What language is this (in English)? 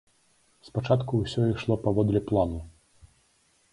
Belarusian